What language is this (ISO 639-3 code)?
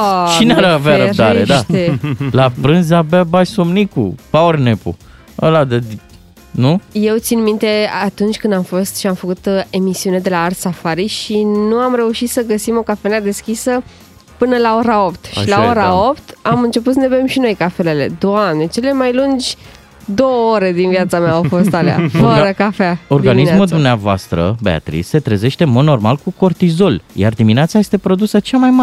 ron